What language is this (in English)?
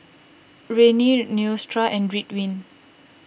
English